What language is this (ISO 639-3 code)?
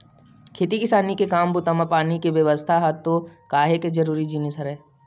hne